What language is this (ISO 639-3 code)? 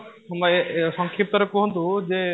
ori